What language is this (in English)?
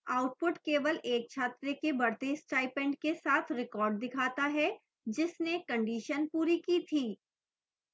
Hindi